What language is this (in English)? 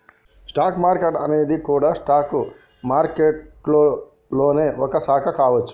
Telugu